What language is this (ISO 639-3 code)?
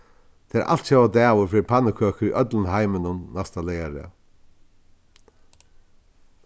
fao